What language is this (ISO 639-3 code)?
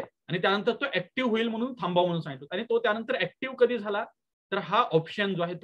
hin